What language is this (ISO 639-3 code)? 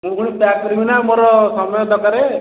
ori